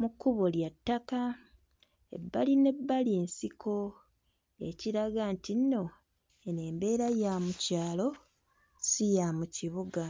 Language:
Ganda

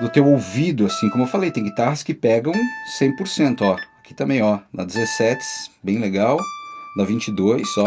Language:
Portuguese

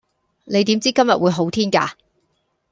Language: Cantonese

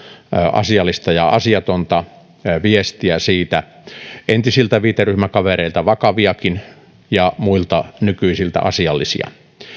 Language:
Finnish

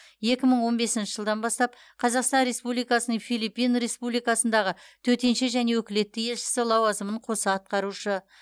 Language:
Kazakh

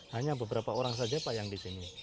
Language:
Indonesian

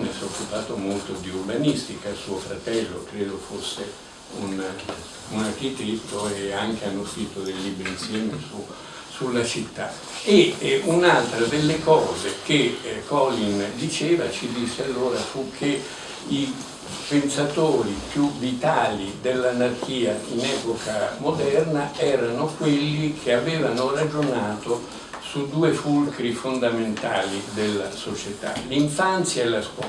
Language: Italian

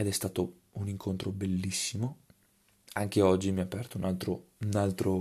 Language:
Italian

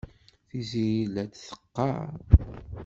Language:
Kabyle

